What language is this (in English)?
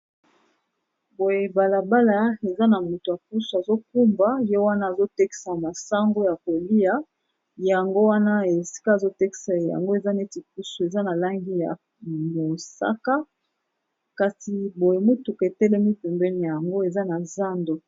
Lingala